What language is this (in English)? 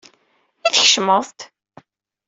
Kabyle